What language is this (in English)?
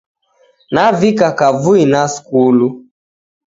Taita